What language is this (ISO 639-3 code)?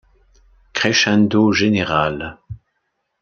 fra